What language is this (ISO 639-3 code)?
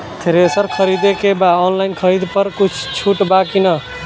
bho